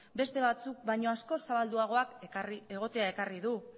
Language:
Basque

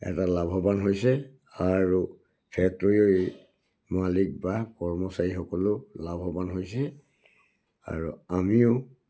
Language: Assamese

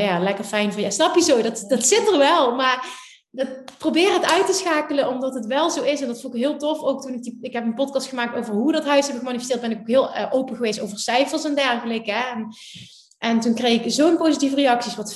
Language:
Dutch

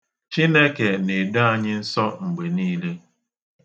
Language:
Igbo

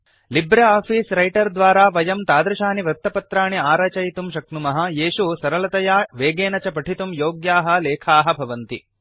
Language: Sanskrit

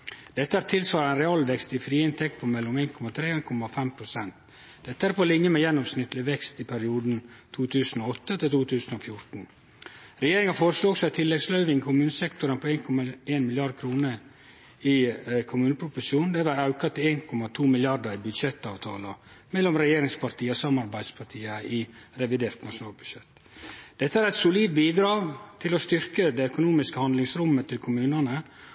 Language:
Norwegian Nynorsk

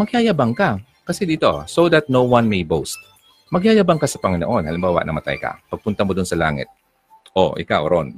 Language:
Filipino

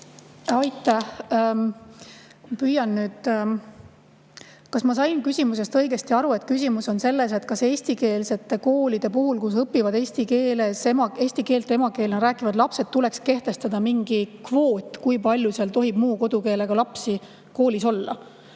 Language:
Estonian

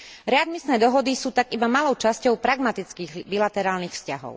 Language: Slovak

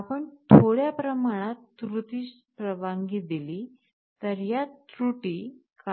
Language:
Marathi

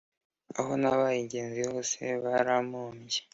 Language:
Kinyarwanda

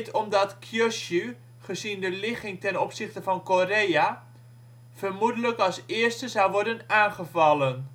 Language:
Dutch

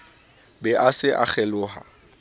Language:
Southern Sotho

